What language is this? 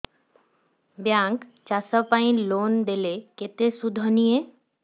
Odia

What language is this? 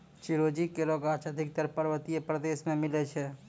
Maithili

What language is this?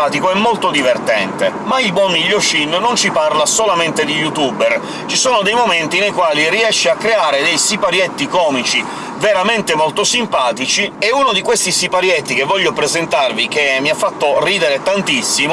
Italian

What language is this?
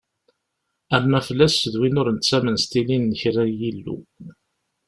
Kabyle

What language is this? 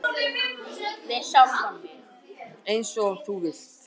Icelandic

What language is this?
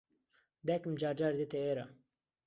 Central Kurdish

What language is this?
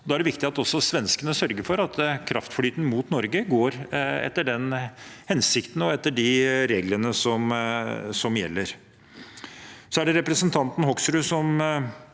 Norwegian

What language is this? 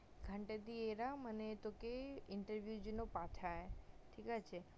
Bangla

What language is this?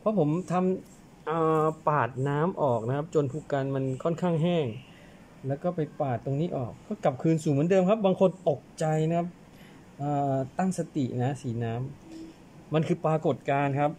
Thai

